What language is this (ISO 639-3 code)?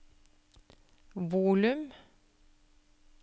nor